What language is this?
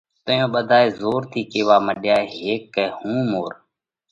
Parkari Koli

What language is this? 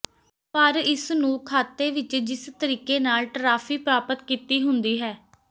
Punjabi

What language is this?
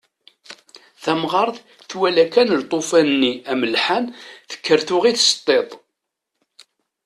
Kabyle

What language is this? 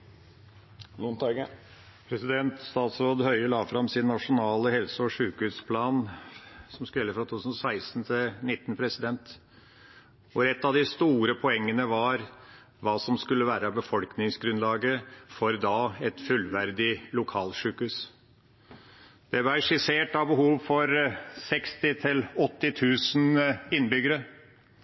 Norwegian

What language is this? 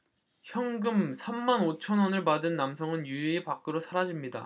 Korean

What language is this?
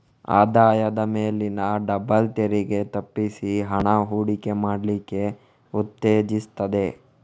Kannada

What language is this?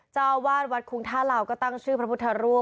Thai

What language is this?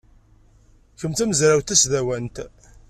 Kabyle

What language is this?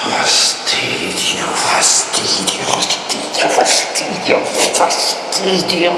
Italian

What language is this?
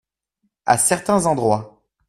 French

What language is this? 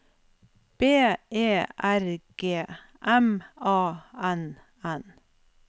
Norwegian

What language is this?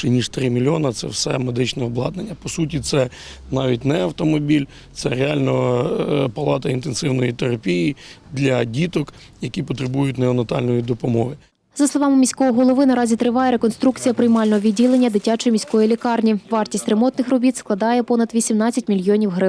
Ukrainian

